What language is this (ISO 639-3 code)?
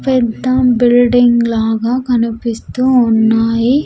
tel